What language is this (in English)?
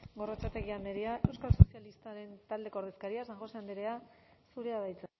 Basque